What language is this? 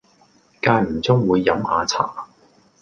Cantonese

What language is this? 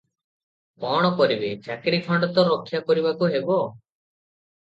Odia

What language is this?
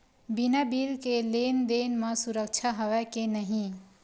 Chhattisgarhi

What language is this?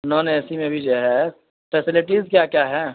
Urdu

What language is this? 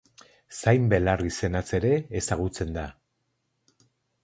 Basque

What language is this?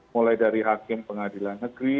Indonesian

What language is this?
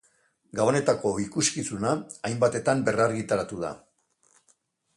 Basque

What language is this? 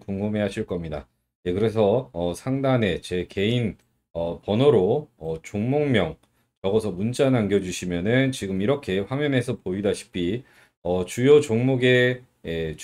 Korean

